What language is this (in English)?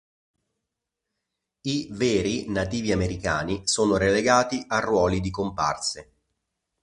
Italian